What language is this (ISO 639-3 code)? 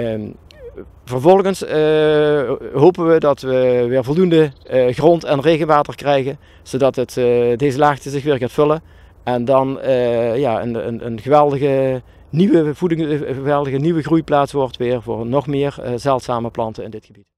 nld